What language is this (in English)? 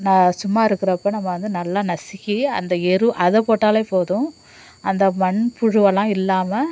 Tamil